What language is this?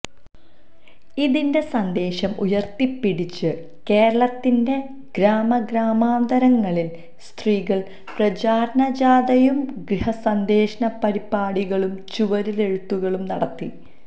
Malayalam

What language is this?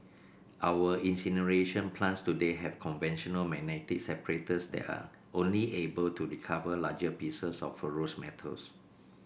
English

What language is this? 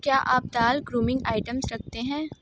Hindi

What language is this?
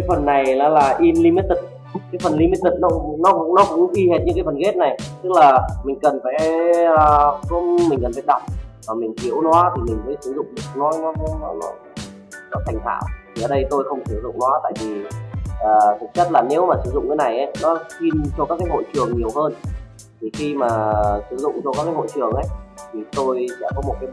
Vietnamese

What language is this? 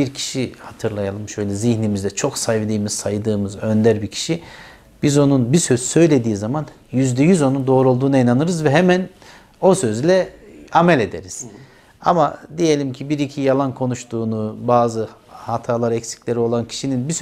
Turkish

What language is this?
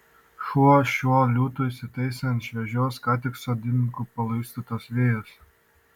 Lithuanian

